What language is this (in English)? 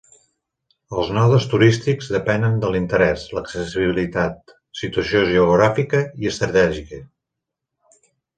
Catalan